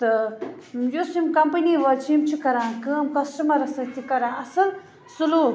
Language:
Kashmiri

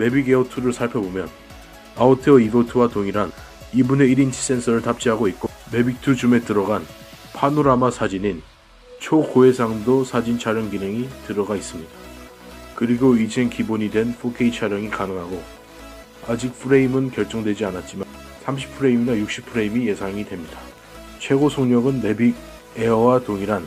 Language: Korean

